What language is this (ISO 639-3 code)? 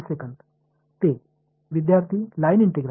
mar